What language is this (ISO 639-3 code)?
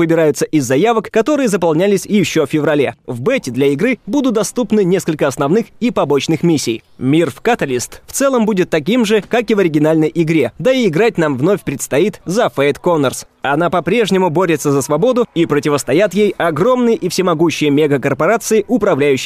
rus